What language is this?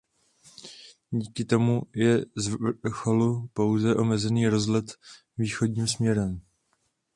Czech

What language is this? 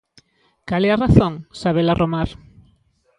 Galician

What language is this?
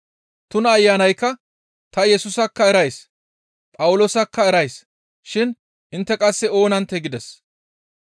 Gamo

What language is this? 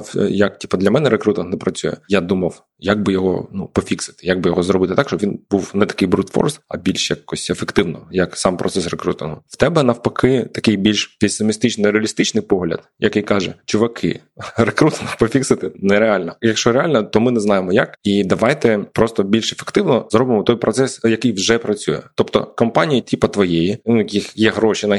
Ukrainian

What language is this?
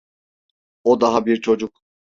Turkish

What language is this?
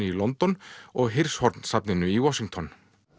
Icelandic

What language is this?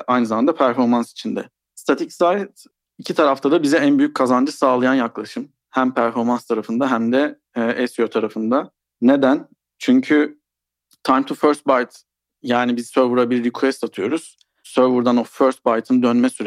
Turkish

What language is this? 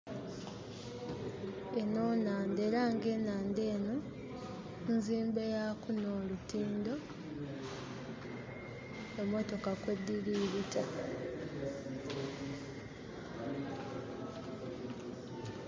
Soga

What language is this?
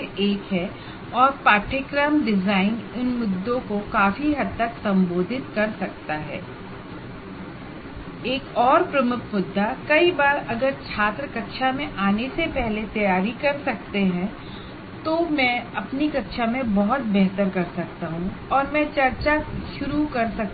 Hindi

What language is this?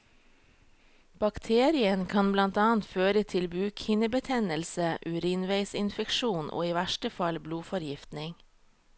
Norwegian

